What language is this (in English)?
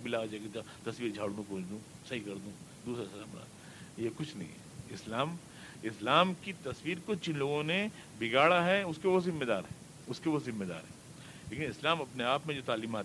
Urdu